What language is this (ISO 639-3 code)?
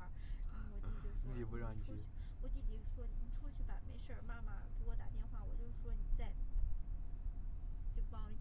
zho